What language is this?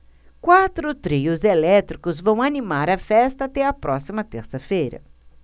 Portuguese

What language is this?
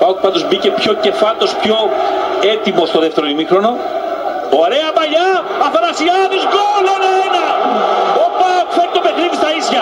Greek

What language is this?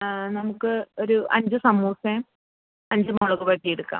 Malayalam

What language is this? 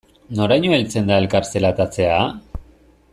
Basque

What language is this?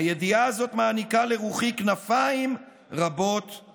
Hebrew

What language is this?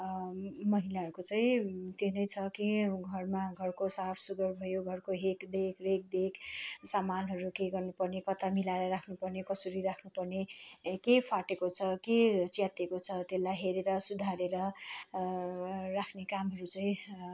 Nepali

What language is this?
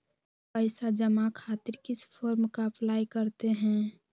Magahi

